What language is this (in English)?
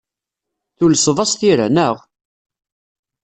Kabyle